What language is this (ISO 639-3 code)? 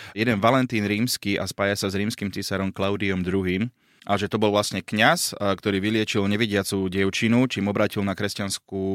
slk